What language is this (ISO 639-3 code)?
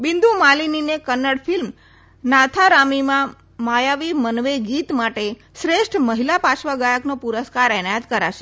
guj